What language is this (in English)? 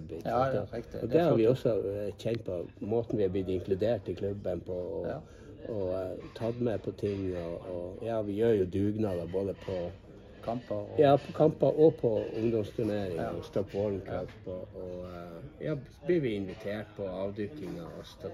Norwegian